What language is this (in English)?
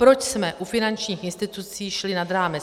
Czech